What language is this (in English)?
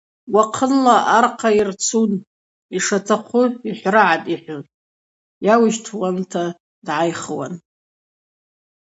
Abaza